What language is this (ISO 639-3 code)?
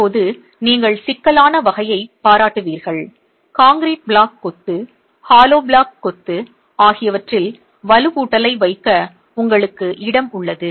tam